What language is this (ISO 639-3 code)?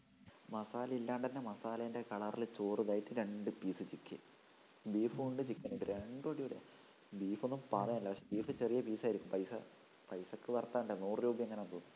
mal